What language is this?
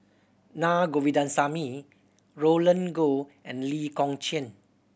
English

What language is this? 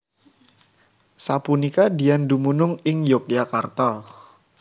Javanese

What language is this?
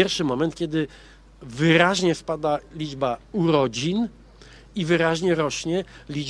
Polish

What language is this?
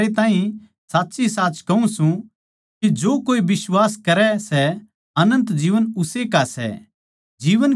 Haryanvi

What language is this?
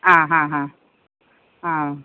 Malayalam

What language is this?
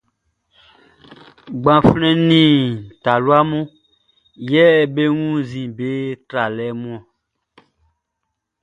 Baoulé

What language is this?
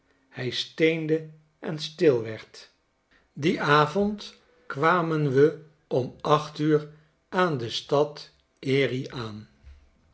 Dutch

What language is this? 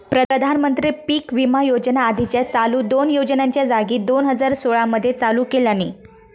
Marathi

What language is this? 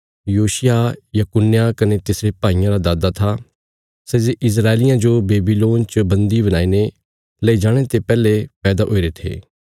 Bilaspuri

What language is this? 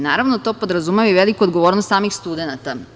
Serbian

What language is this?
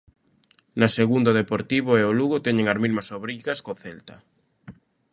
Galician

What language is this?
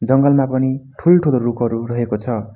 Nepali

